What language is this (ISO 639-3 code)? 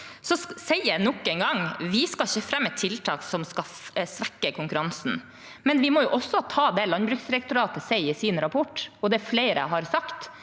nor